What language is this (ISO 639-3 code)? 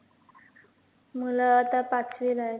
mar